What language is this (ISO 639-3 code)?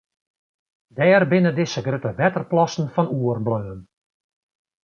fry